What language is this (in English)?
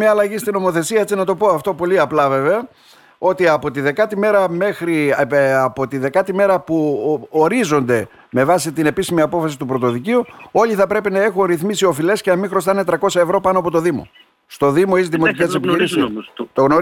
Greek